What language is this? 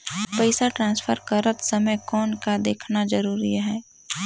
Chhattisgarhi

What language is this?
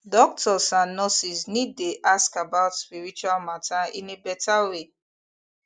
Nigerian Pidgin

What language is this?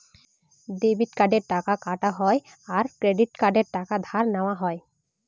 Bangla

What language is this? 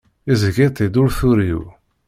Kabyle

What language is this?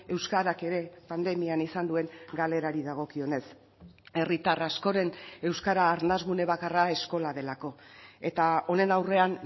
Basque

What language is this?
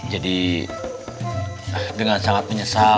Indonesian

